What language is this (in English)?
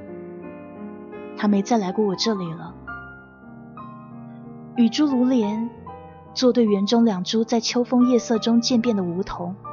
Chinese